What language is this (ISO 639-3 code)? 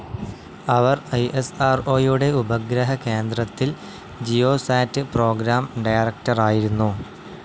mal